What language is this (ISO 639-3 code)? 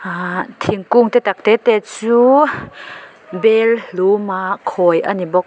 lus